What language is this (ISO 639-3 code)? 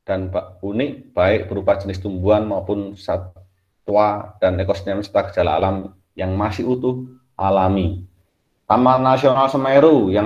ind